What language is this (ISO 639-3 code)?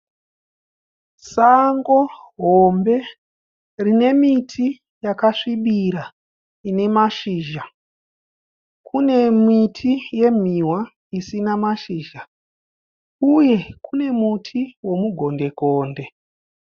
sna